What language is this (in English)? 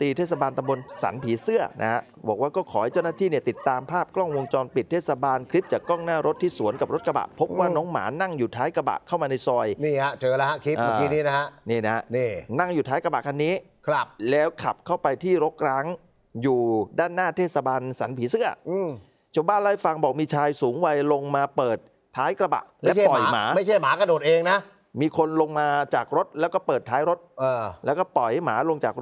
Thai